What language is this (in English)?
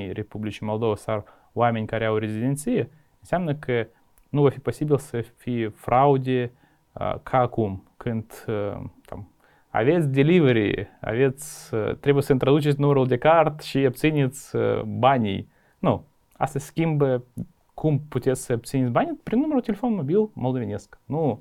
Romanian